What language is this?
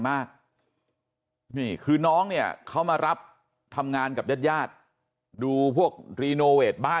Thai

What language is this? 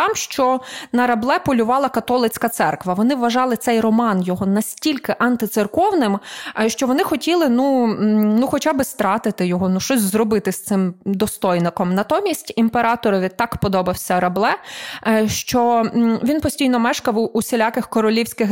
Ukrainian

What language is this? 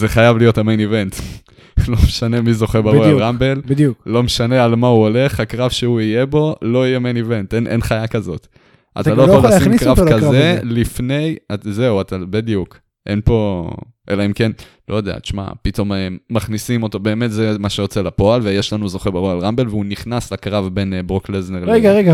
Hebrew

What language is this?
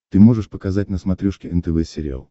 Russian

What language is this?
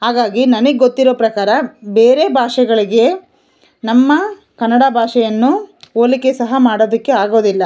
Kannada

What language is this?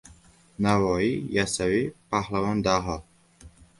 Uzbek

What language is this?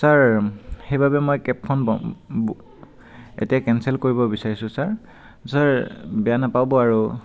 Assamese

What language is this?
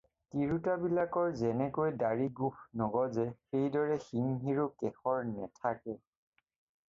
Assamese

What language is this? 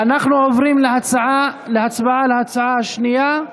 Hebrew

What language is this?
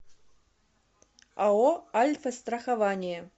Russian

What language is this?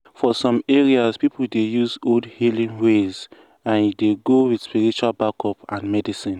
Nigerian Pidgin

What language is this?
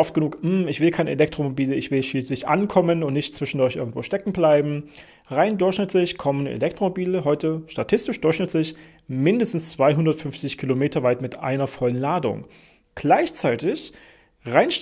German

